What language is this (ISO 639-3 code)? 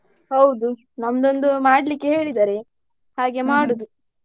kan